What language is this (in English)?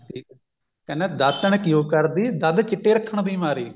Punjabi